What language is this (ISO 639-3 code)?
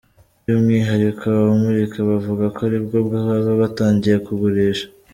kin